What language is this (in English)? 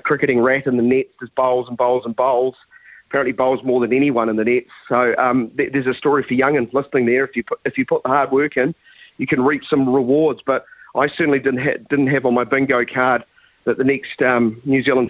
English